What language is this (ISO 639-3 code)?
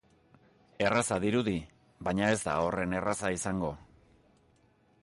eus